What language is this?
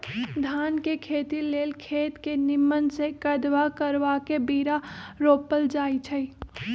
Magahi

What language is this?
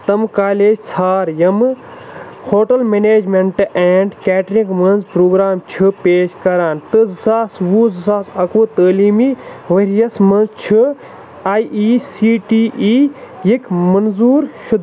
Kashmiri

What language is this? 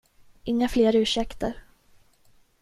Swedish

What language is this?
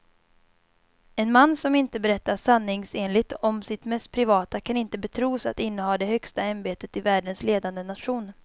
Swedish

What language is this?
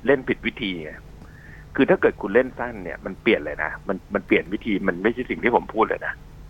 Thai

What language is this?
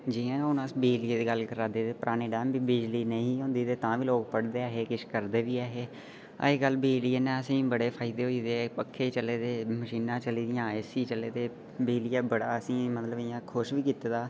Dogri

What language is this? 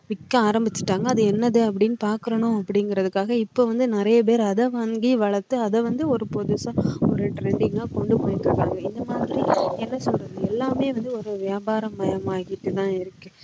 Tamil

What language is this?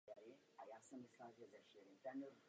Czech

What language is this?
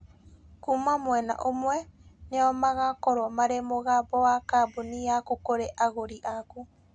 Kikuyu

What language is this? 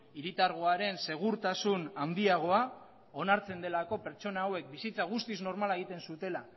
Basque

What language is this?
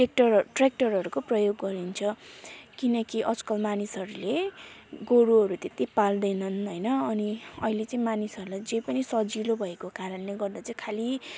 Nepali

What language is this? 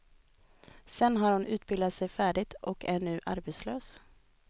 Swedish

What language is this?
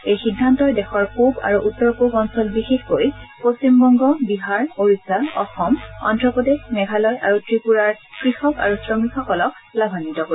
Assamese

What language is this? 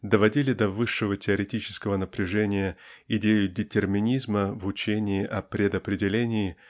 Russian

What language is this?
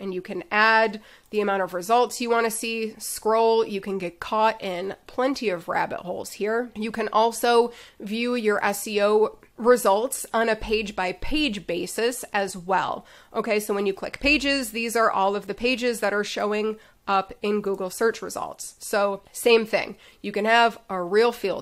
English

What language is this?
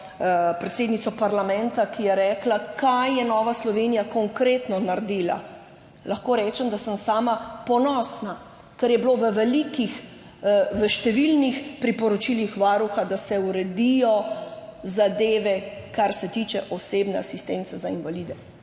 Slovenian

